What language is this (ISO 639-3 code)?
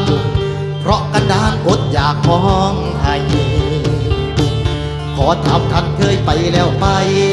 tha